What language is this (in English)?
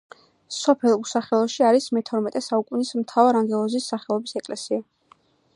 Georgian